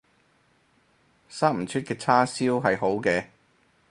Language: Cantonese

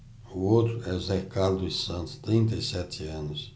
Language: Portuguese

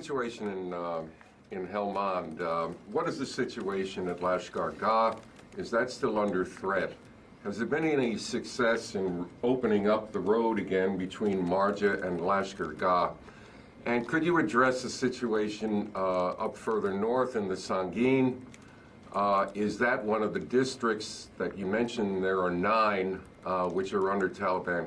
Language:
English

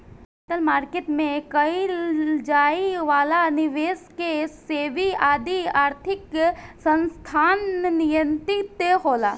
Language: Bhojpuri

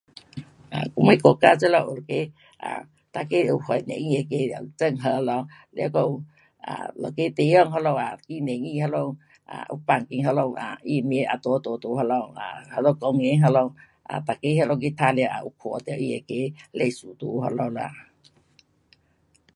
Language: Pu-Xian Chinese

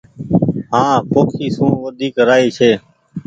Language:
Goaria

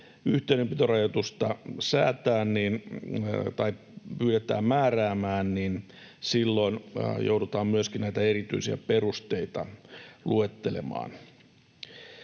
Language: Finnish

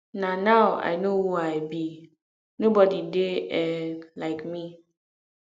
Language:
Nigerian Pidgin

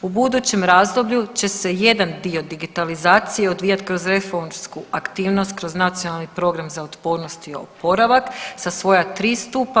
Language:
Croatian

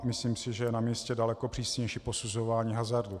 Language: Czech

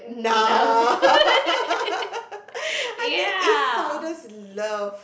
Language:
English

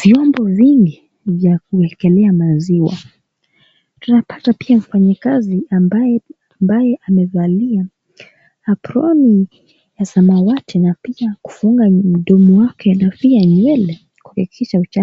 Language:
Swahili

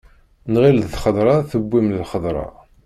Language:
Kabyle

